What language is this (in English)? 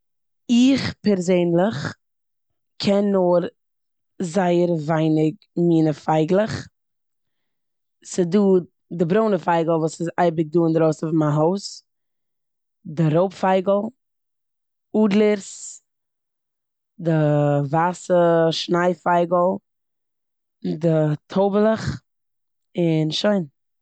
Yiddish